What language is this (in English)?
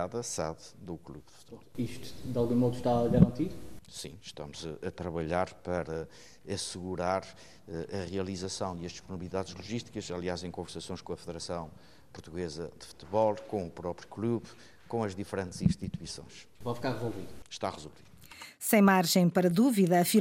Portuguese